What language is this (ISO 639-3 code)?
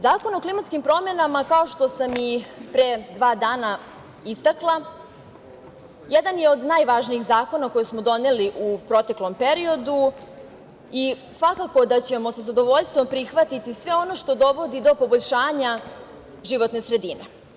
srp